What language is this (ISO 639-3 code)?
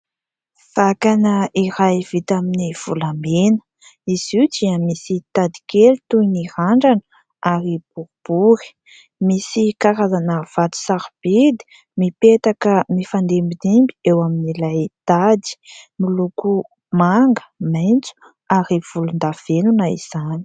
mlg